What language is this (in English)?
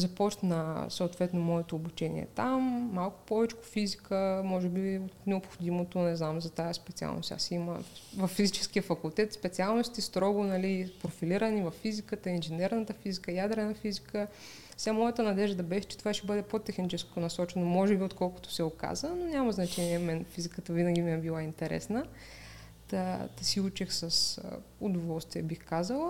Bulgarian